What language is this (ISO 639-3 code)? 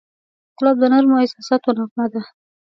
pus